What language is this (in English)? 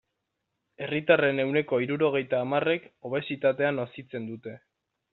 Basque